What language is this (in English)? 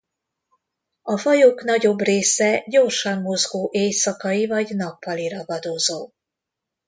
Hungarian